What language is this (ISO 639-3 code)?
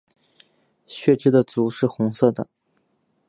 zho